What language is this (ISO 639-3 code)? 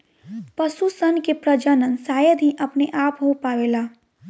bho